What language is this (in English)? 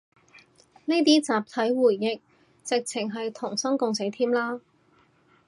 Cantonese